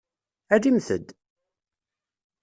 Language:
Kabyle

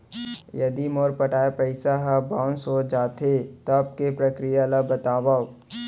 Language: Chhattisgarhi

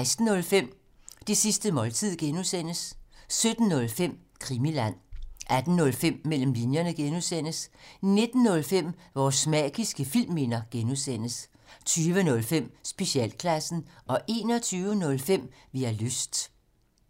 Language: Danish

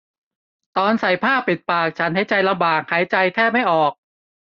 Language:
Thai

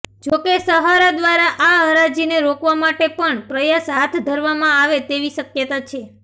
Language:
Gujarati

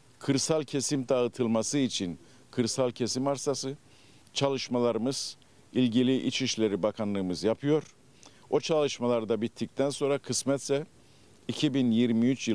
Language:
Turkish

